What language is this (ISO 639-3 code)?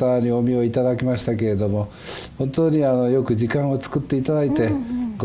jpn